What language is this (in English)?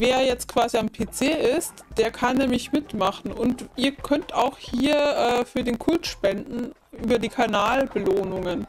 German